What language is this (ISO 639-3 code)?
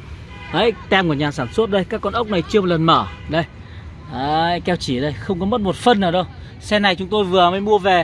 vie